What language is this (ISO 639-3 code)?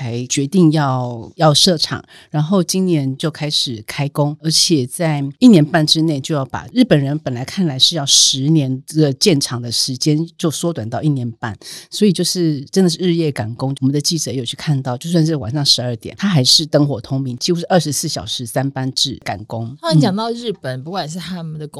zho